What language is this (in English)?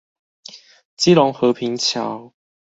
Chinese